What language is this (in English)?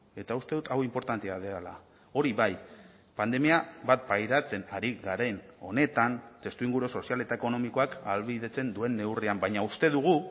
Basque